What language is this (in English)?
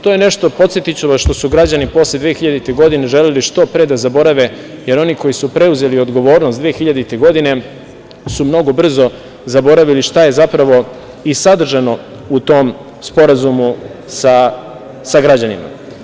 Serbian